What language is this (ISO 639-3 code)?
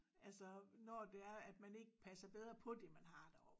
dan